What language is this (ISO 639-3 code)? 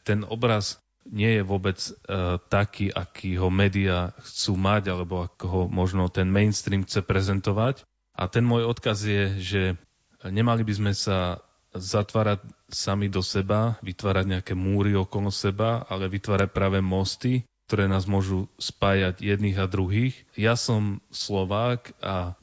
slk